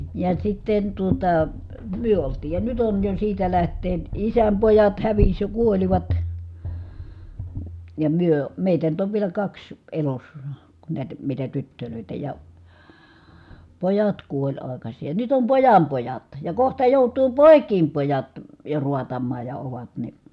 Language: Finnish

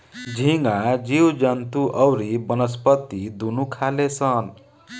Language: Bhojpuri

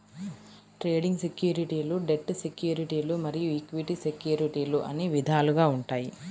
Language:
Telugu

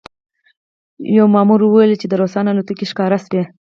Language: Pashto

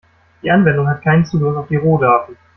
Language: German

